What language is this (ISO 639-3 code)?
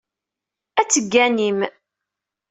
kab